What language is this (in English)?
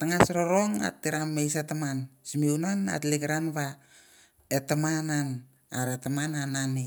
Mandara